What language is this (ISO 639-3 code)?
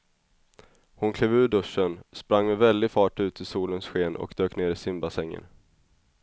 swe